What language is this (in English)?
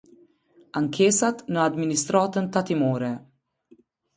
Albanian